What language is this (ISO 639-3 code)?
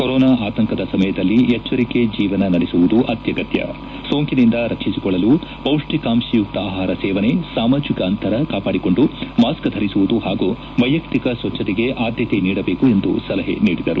kan